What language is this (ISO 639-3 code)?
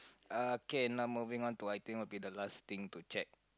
eng